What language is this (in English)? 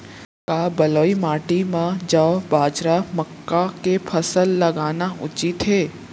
Chhattisgarhi